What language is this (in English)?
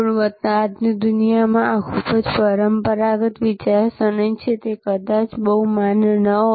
Gujarati